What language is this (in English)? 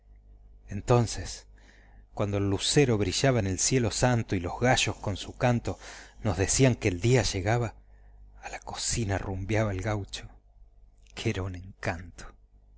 Spanish